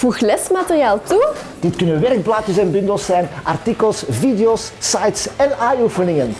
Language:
Dutch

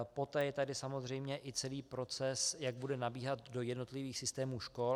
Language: Czech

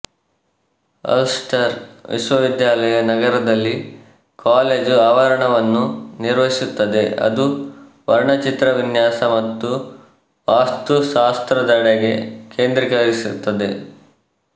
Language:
Kannada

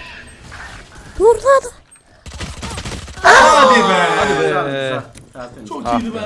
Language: Turkish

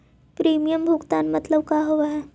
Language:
Magahi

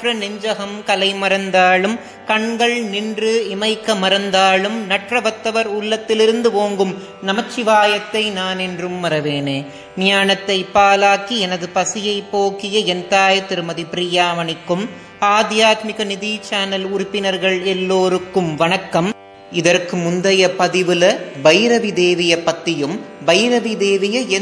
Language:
Tamil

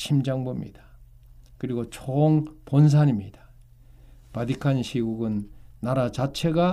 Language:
Korean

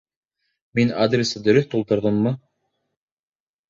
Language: Bashkir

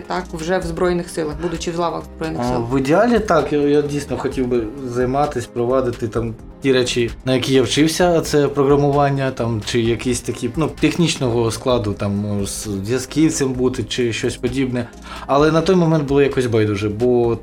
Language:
Ukrainian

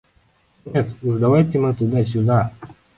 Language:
Russian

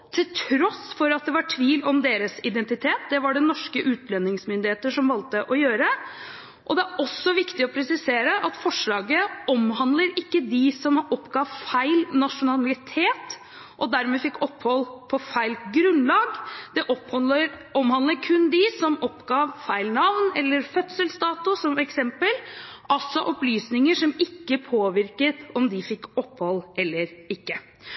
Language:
Norwegian Bokmål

